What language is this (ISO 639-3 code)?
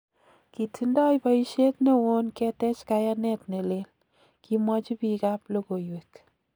kln